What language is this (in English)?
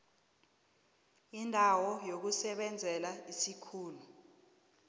South Ndebele